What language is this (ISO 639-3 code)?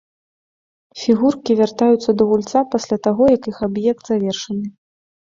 bel